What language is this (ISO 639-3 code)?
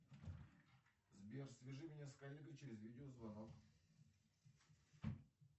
rus